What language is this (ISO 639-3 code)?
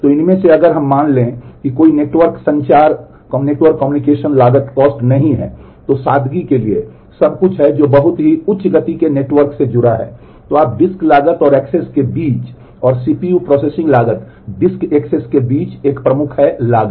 hin